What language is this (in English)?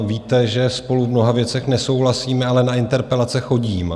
Czech